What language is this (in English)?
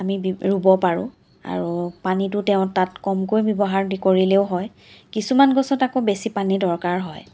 Assamese